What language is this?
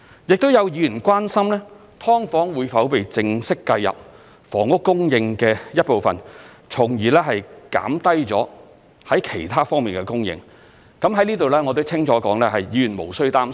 Cantonese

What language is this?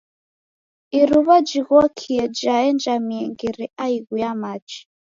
Taita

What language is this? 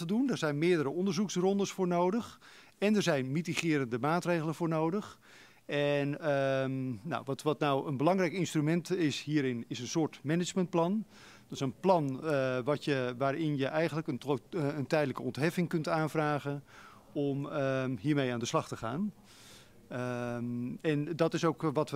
Dutch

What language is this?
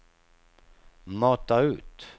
Swedish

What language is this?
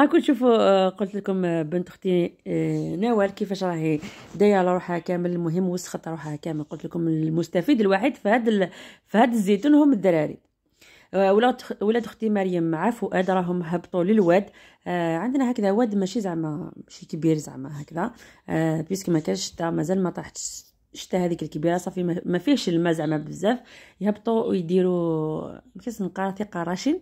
Arabic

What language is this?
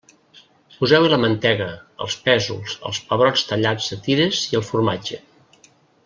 Catalan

